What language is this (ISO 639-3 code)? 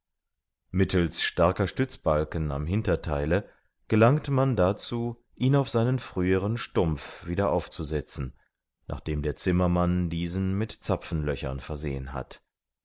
deu